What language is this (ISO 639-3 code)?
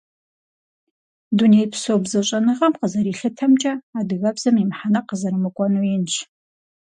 kbd